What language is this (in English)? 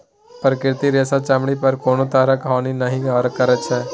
Maithili